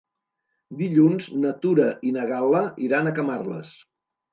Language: Catalan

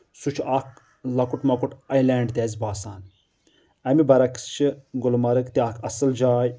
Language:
Kashmiri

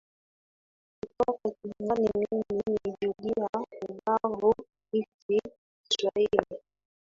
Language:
Swahili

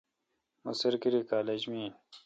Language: Kalkoti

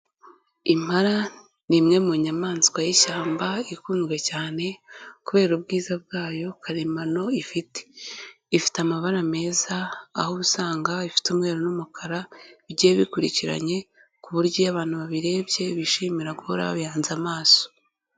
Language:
Kinyarwanda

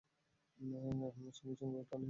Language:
Bangla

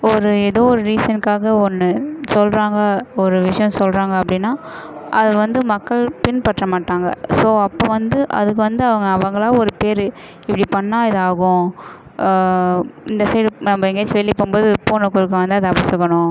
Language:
Tamil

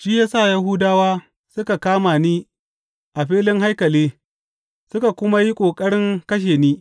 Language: Hausa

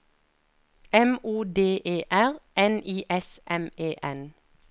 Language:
Norwegian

